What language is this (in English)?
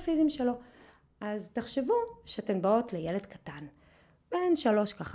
Hebrew